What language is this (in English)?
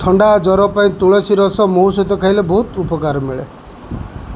Odia